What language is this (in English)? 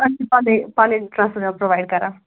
Kashmiri